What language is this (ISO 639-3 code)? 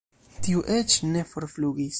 epo